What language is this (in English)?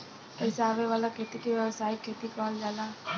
Bhojpuri